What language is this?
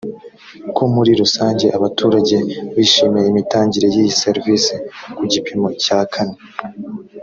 Kinyarwanda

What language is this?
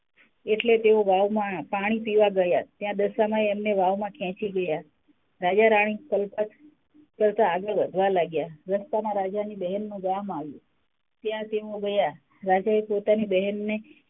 Gujarati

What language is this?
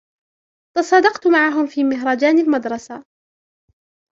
Arabic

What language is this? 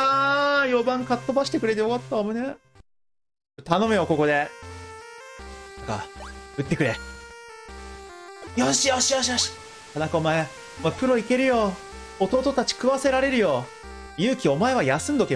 Japanese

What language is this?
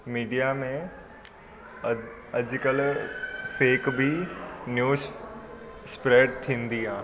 Sindhi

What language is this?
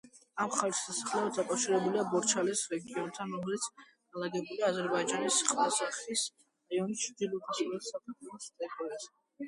Georgian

